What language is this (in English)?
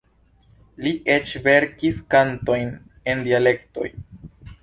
Esperanto